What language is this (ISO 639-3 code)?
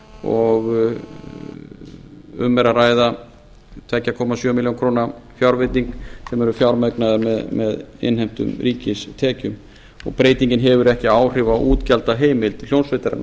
isl